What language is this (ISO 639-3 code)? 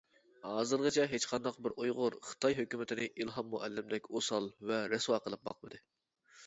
uig